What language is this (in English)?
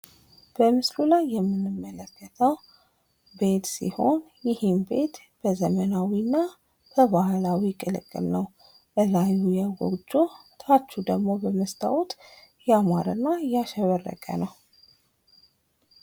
Amharic